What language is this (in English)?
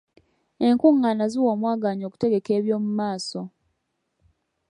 Ganda